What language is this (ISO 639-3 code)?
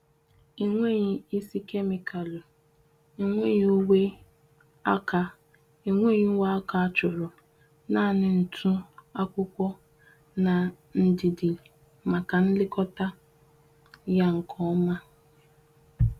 ibo